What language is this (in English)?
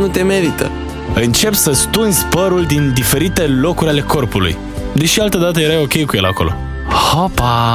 Romanian